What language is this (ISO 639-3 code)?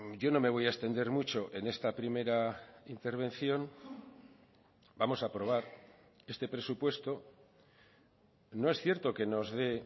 spa